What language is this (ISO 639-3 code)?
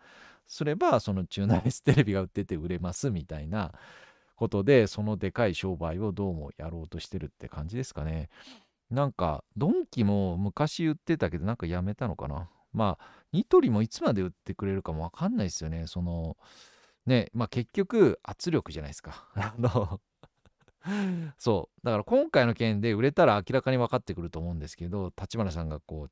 jpn